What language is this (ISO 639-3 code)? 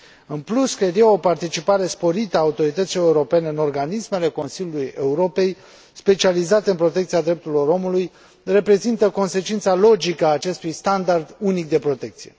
ron